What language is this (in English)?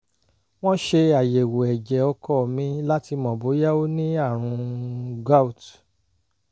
Yoruba